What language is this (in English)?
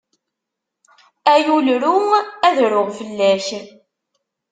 Kabyle